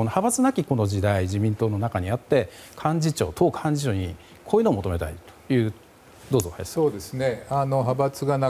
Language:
Japanese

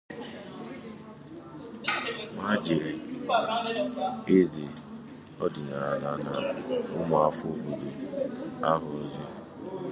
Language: Igbo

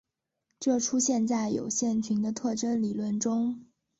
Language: Chinese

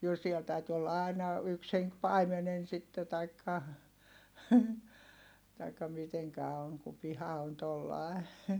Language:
Finnish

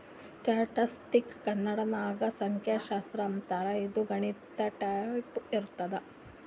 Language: Kannada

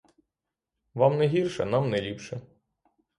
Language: Ukrainian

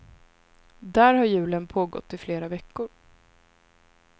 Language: Swedish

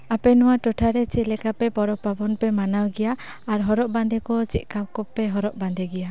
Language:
Santali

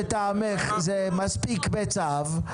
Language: Hebrew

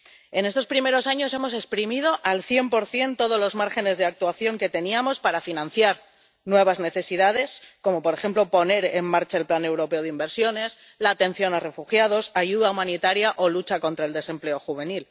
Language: Spanish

